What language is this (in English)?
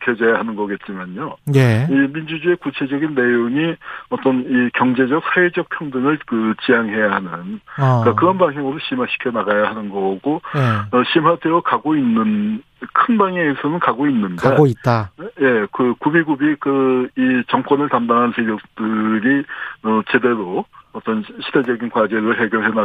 Korean